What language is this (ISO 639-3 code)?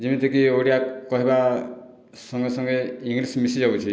ori